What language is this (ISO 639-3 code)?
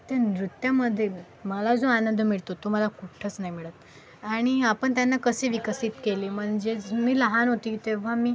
mar